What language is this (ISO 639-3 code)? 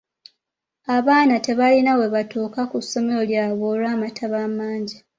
lug